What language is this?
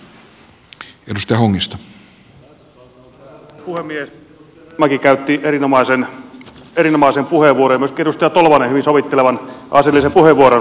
Finnish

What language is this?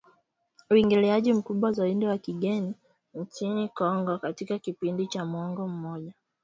Swahili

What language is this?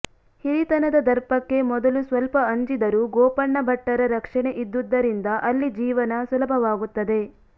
Kannada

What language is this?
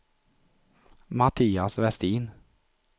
Swedish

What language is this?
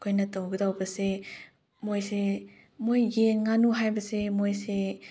Manipuri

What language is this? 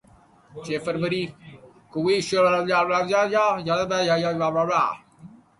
Urdu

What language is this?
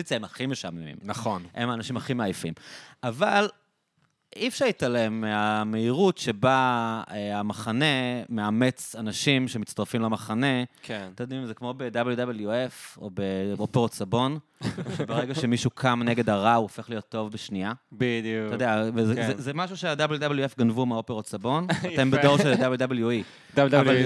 Hebrew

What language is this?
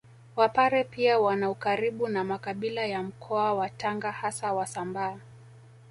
Swahili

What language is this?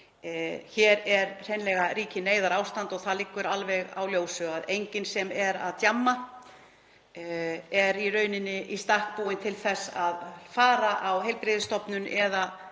Icelandic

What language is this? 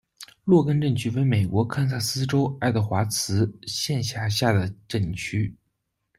Chinese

